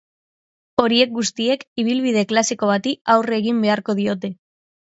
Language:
Basque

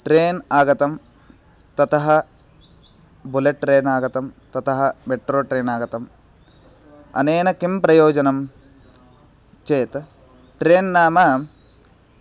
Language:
Sanskrit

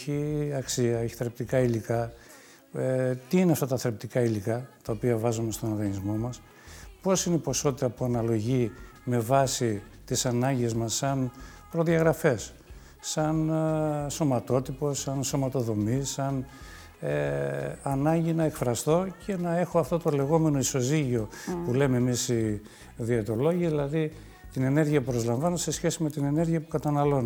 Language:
Greek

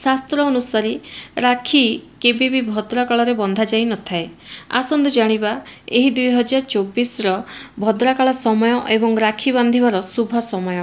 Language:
Punjabi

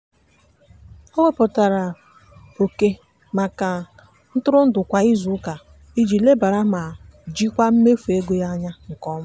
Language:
Igbo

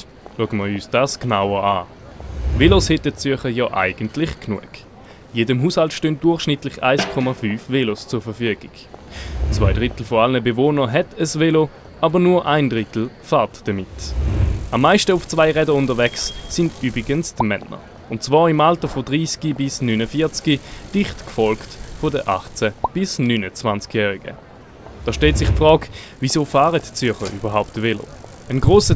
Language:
German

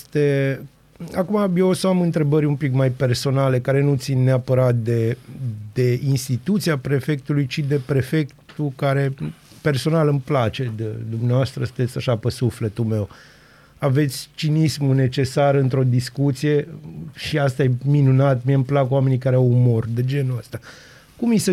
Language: Romanian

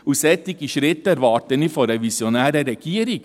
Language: Swiss German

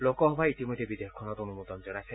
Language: Assamese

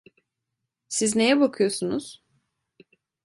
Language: Turkish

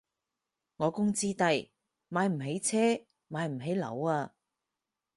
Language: Cantonese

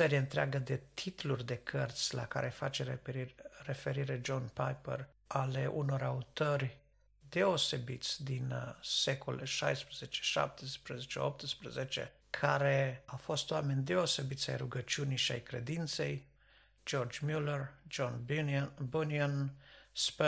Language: Romanian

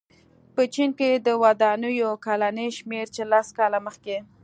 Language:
Pashto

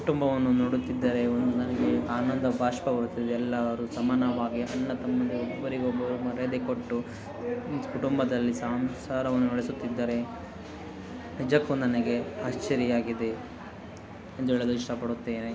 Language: Kannada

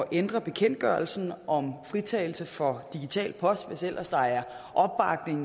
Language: Danish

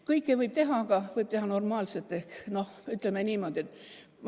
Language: Estonian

